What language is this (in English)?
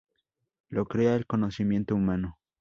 Spanish